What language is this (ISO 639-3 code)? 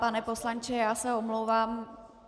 ces